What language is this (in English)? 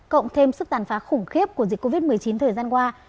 Vietnamese